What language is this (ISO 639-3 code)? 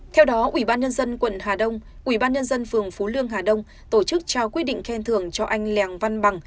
vie